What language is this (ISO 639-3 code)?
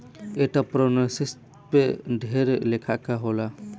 bho